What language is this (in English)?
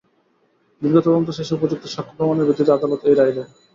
Bangla